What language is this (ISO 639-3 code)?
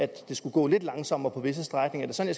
dan